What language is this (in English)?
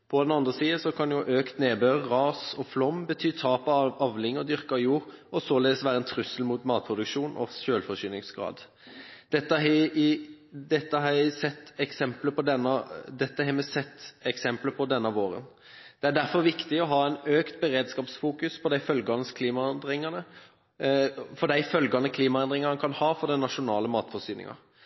Norwegian Bokmål